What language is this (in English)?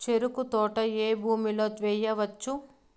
Telugu